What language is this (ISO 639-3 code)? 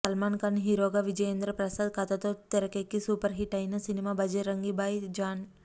tel